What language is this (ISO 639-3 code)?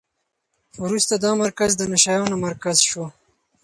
pus